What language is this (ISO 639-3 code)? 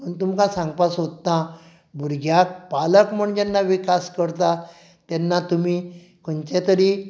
kok